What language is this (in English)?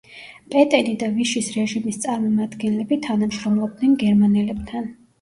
Georgian